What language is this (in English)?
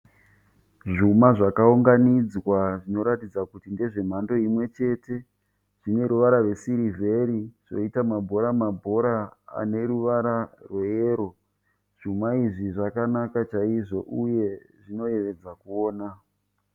Shona